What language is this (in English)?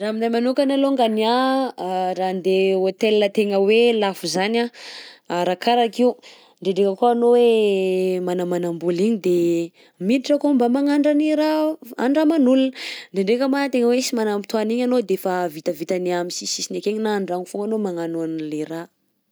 Southern Betsimisaraka Malagasy